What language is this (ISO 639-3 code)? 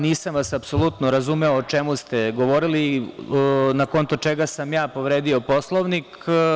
srp